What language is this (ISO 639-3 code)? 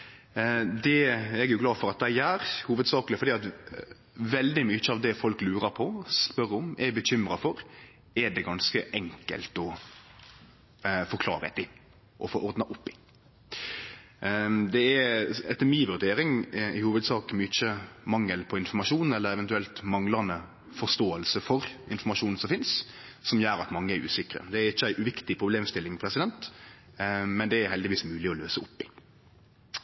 nno